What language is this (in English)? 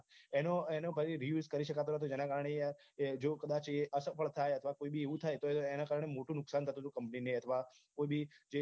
Gujarati